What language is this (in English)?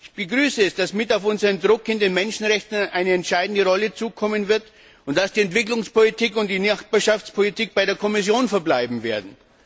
German